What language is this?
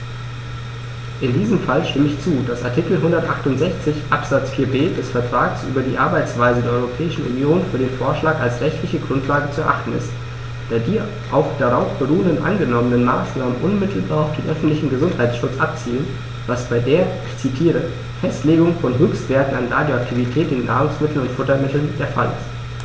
German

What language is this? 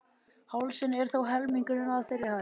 Icelandic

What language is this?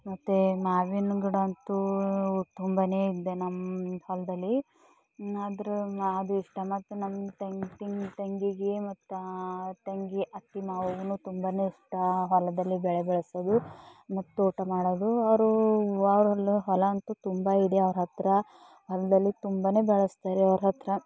Kannada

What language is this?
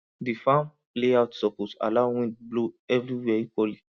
Nigerian Pidgin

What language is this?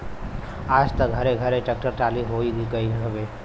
Bhojpuri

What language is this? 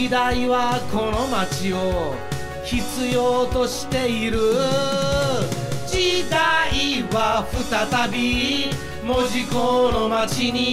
Japanese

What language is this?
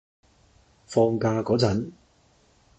Cantonese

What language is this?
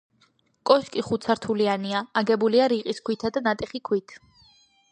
Georgian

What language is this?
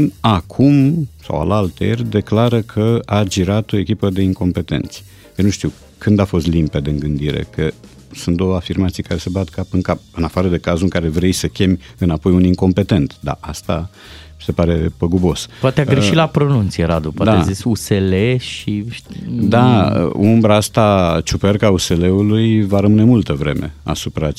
Romanian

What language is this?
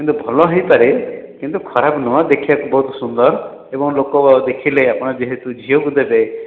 Odia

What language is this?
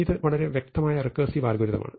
Malayalam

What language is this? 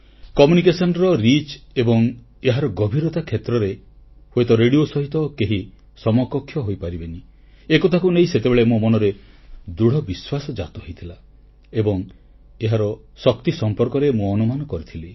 Odia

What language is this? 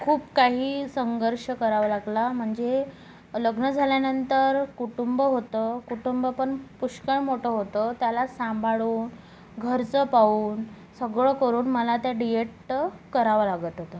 Marathi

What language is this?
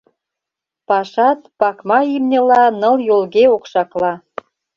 Mari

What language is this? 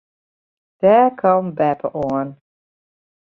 Western Frisian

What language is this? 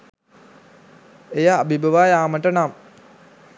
Sinhala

